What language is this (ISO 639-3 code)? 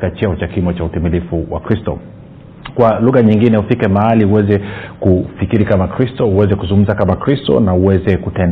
swa